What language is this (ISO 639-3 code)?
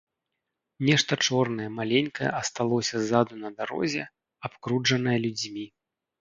bel